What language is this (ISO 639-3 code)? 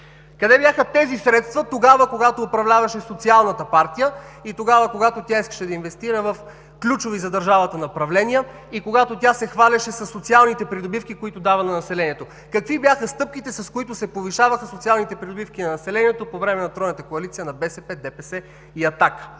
bul